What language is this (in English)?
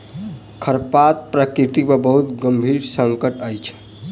Maithili